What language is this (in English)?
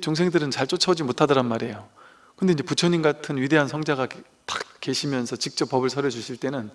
Korean